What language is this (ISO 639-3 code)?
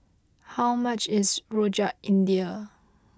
eng